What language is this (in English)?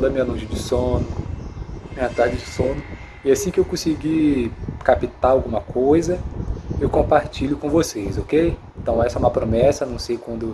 Portuguese